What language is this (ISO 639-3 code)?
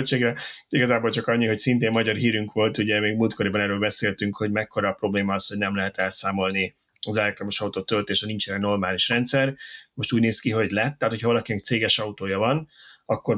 hun